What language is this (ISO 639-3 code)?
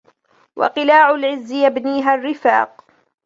ara